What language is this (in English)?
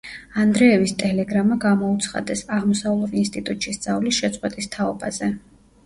Georgian